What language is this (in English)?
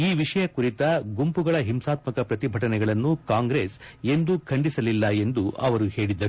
Kannada